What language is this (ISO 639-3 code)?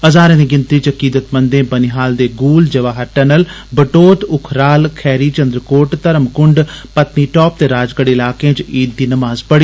doi